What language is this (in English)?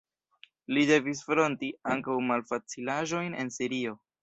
Esperanto